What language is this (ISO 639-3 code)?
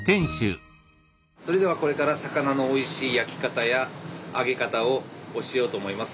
jpn